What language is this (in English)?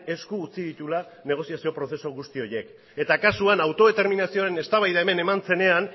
Basque